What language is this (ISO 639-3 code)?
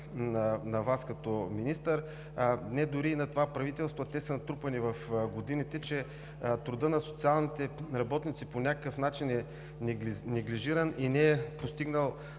bul